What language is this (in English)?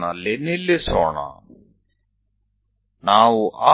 Gujarati